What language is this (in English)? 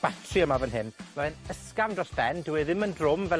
Welsh